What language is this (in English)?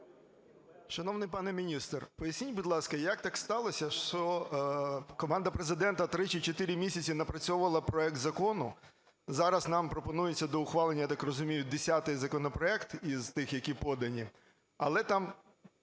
Ukrainian